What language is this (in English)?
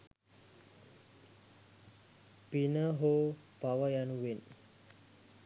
Sinhala